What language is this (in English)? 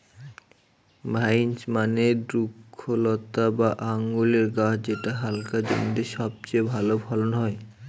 Bangla